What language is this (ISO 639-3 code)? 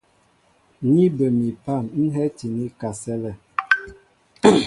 mbo